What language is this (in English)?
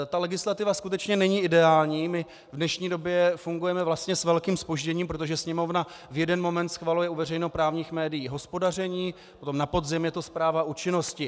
Czech